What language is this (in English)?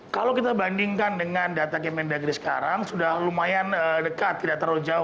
Indonesian